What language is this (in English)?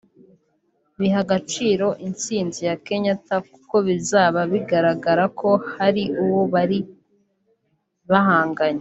Kinyarwanda